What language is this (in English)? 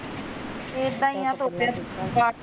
Punjabi